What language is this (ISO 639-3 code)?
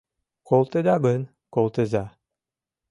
chm